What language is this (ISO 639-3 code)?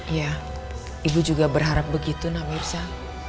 ind